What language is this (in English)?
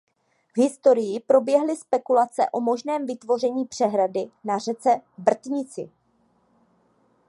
Czech